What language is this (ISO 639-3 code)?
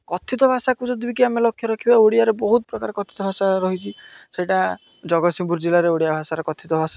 ori